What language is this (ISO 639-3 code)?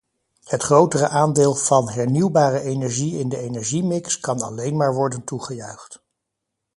nld